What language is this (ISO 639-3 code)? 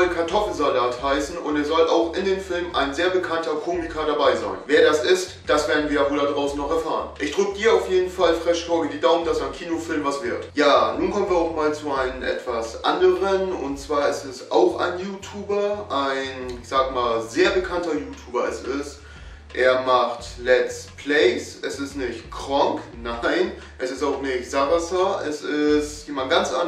deu